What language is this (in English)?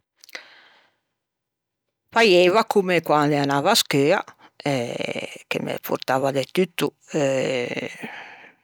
Ligurian